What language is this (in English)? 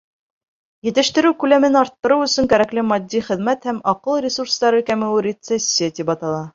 Bashkir